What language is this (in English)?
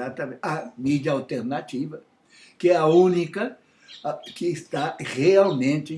Portuguese